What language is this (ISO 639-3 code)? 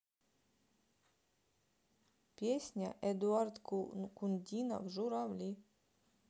rus